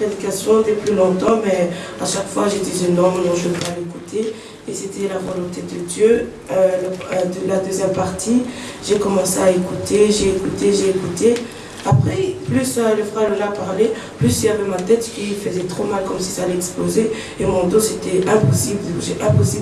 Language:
French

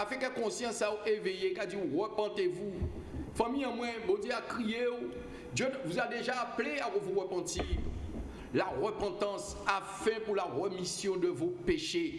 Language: French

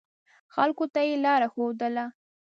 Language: Pashto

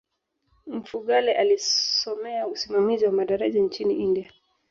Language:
Swahili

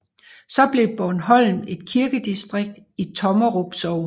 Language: Danish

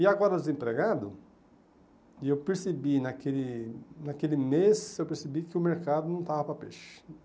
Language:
Portuguese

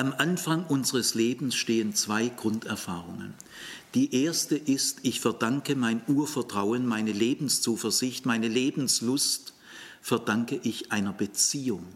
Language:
German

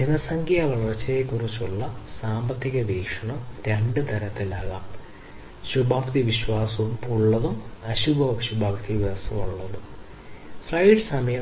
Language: Malayalam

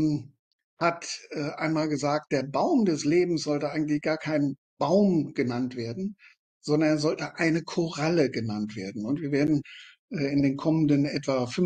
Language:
German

